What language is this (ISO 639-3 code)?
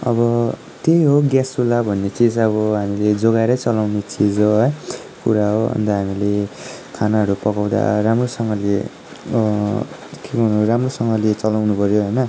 nep